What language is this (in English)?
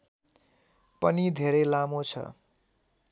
Nepali